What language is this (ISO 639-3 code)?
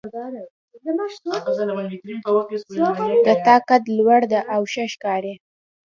pus